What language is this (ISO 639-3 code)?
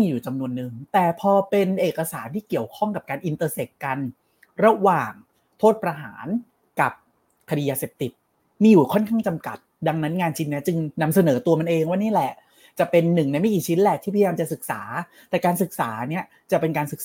tha